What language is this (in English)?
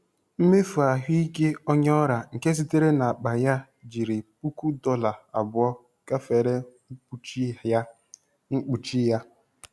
Igbo